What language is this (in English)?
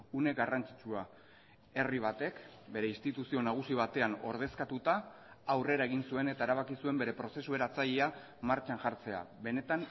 Basque